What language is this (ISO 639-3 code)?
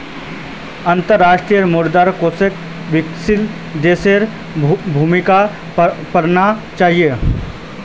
mag